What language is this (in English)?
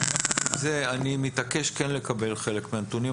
Hebrew